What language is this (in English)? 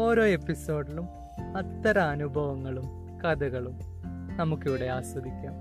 Malayalam